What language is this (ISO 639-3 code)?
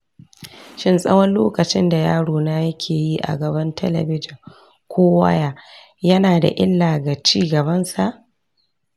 hau